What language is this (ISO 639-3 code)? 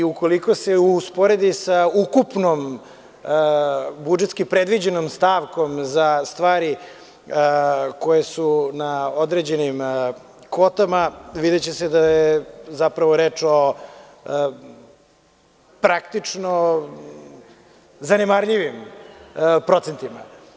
srp